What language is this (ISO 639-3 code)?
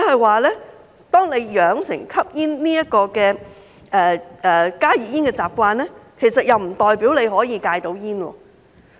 yue